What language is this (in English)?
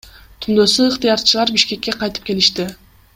Kyrgyz